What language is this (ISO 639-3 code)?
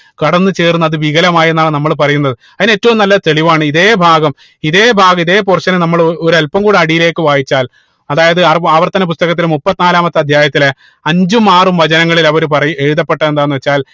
mal